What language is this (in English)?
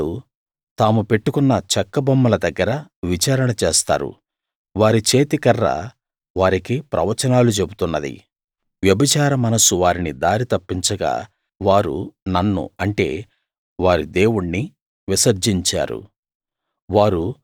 Telugu